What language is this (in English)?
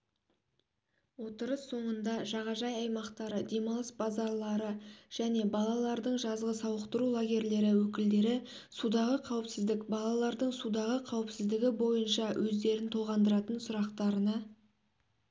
Kazakh